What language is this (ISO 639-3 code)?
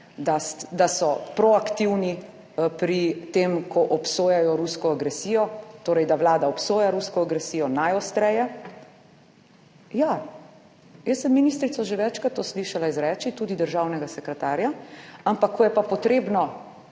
slv